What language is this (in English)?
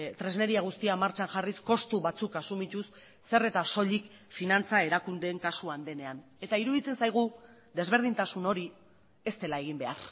Basque